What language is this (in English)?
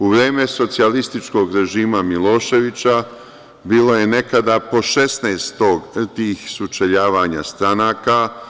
Serbian